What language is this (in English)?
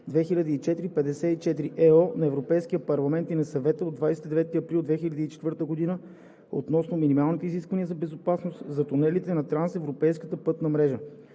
Bulgarian